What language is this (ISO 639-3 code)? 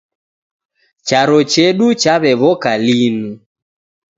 dav